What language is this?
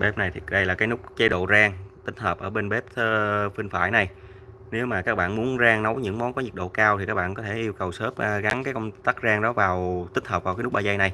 Vietnamese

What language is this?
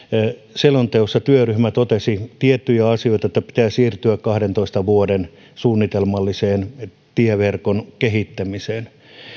Finnish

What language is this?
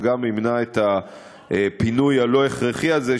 Hebrew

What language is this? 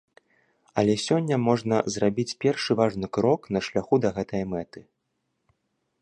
Belarusian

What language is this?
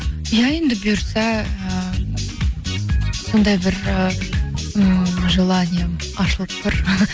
Kazakh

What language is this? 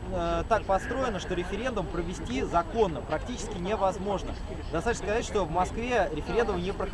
Russian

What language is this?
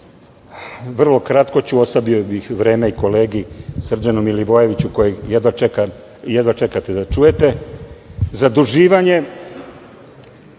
Serbian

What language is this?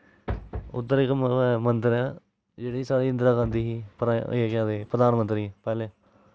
Dogri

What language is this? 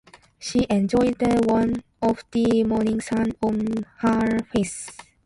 Japanese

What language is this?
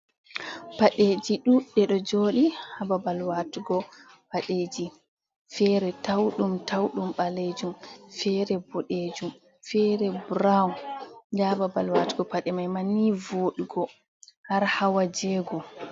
Fula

